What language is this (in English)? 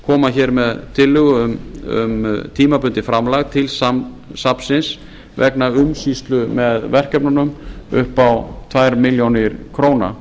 Icelandic